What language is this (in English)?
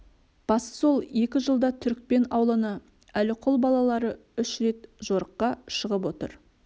Kazakh